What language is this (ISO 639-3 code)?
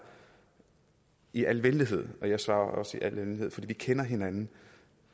dan